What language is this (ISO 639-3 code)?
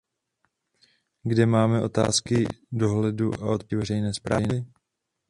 ces